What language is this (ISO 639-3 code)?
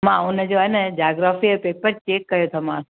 snd